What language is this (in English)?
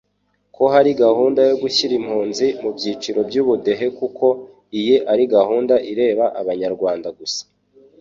Kinyarwanda